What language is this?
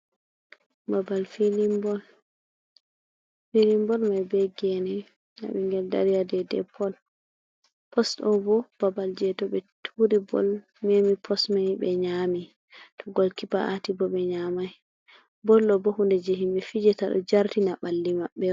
Fula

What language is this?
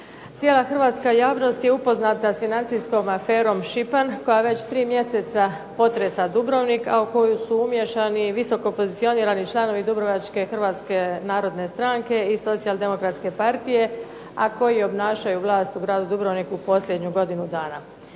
Croatian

